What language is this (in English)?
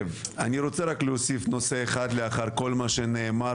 Hebrew